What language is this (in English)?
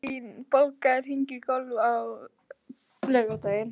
Icelandic